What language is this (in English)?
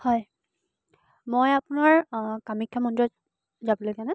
Assamese